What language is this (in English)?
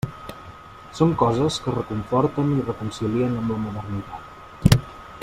Catalan